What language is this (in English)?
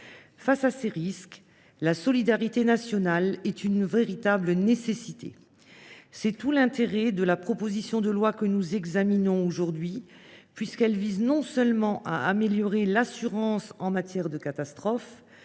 French